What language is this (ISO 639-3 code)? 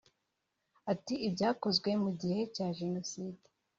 kin